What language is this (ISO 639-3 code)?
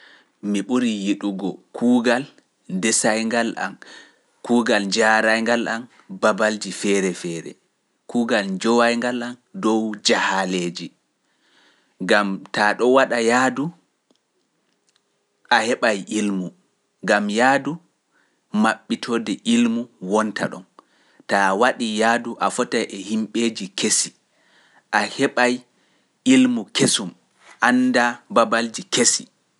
fuf